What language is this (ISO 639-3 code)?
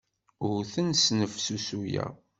kab